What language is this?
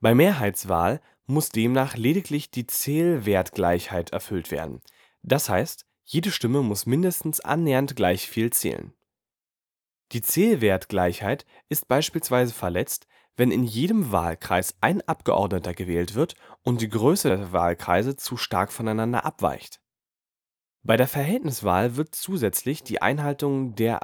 German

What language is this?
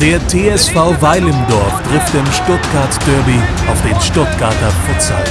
German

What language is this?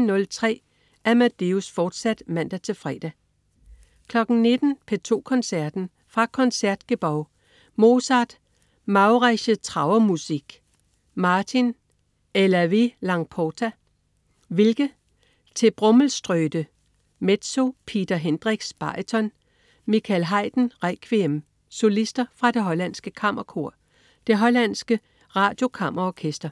Danish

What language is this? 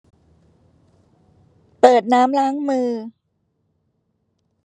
Thai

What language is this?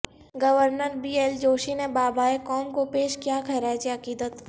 Urdu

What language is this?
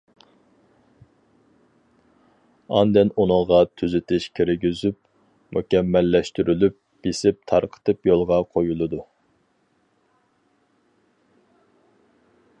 Uyghur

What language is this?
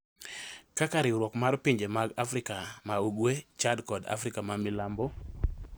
Luo (Kenya and Tanzania)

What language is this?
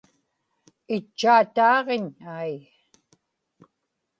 Inupiaq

